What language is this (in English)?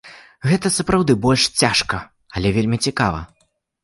Belarusian